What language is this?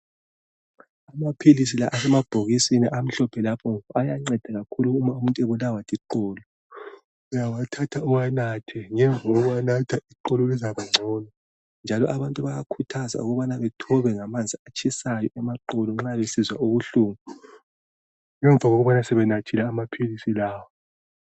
North Ndebele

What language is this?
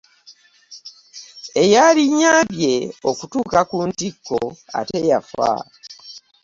Ganda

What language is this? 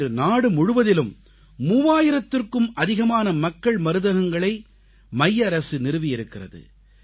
Tamil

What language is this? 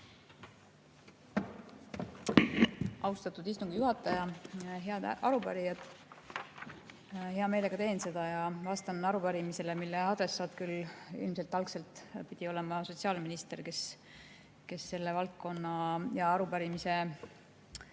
Estonian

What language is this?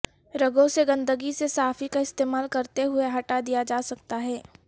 Urdu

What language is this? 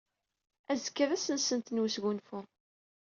Kabyle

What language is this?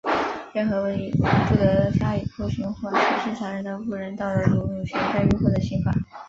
Chinese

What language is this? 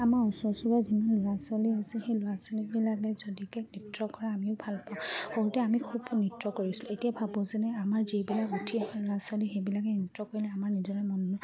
Assamese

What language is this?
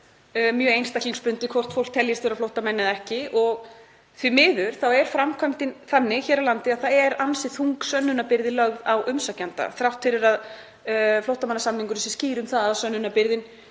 Icelandic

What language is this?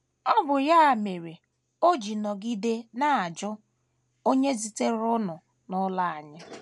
Igbo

